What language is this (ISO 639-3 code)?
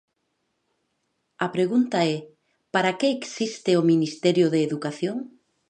glg